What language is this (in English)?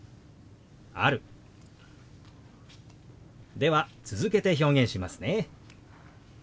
Japanese